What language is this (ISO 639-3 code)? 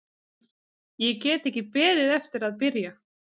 isl